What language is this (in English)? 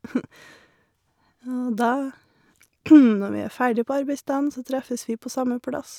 Norwegian